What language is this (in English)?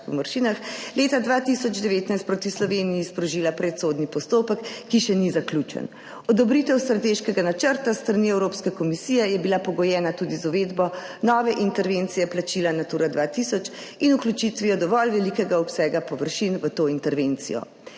Slovenian